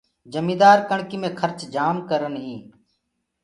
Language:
Gurgula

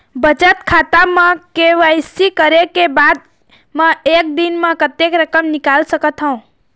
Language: Chhattisgarhi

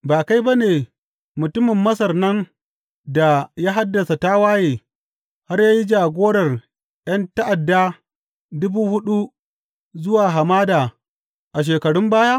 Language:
Hausa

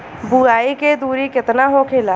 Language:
Bhojpuri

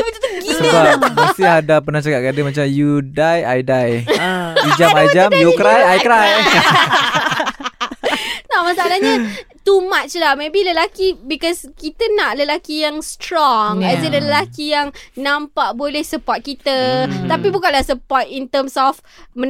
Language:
Malay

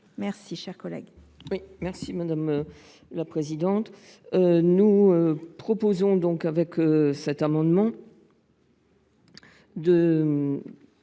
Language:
French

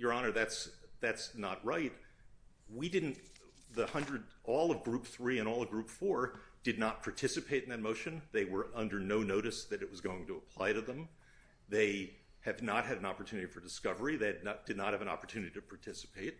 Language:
English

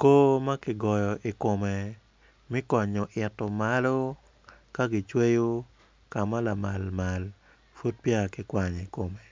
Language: Acoli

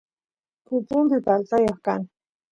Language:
Santiago del Estero Quichua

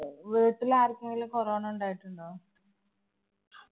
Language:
Malayalam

